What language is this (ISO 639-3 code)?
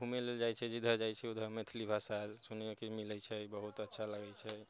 mai